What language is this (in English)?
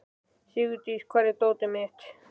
Icelandic